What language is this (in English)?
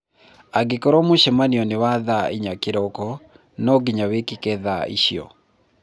Kikuyu